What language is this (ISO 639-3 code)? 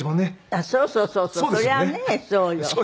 jpn